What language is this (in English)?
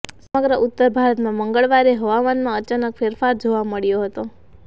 Gujarati